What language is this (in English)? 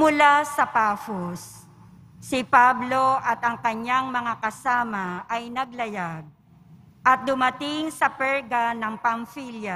Filipino